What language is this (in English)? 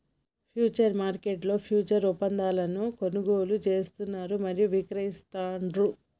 Telugu